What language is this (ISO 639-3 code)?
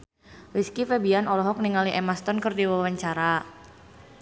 sun